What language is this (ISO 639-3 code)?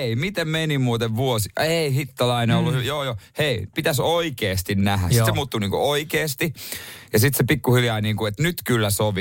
fin